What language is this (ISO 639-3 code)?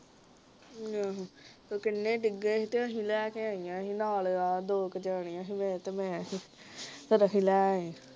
pan